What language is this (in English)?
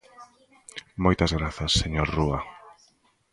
Galician